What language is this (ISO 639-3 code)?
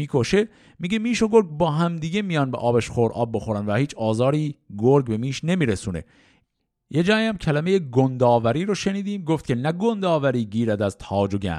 fas